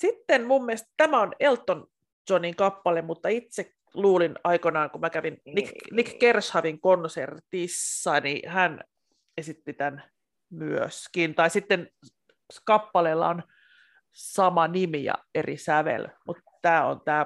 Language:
Finnish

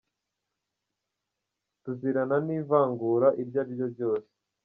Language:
Kinyarwanda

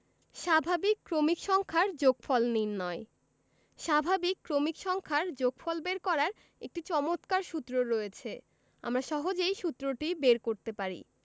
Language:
Bangla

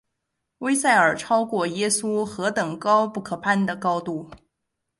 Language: Chinese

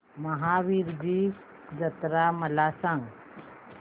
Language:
Marathi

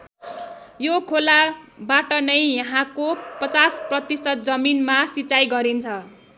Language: Nepali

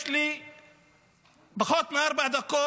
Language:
Hebrew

